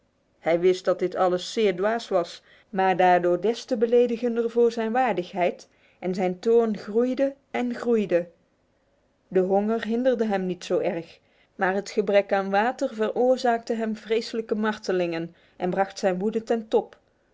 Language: Dutch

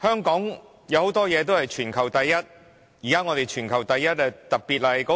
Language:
Cantonese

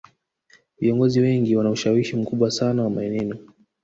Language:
Swahili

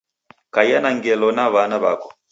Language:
Taita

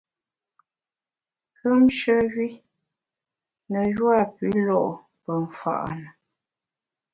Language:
Bamun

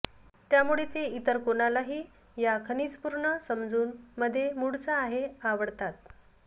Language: Marathi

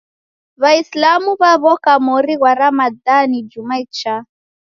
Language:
Taita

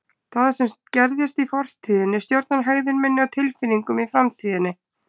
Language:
Icelandic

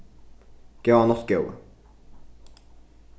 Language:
Faroese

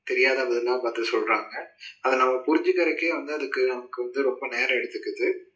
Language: Tamil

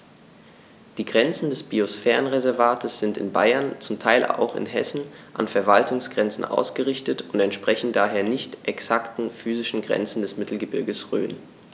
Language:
German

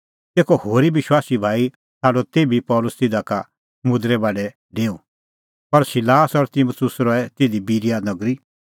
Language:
Kullu Pahari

